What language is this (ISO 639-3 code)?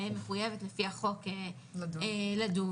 heb